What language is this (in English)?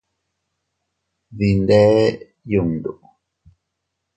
Teutila Cuicatec